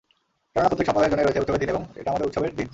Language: Bangla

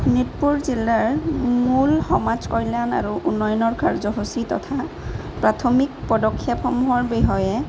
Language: Assamese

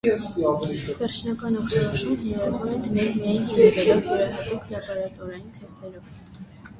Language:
Armenian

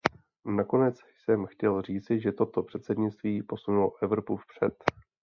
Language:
Czech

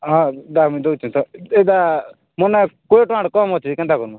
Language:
Odia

